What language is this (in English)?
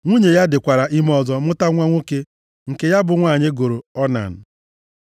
Igbo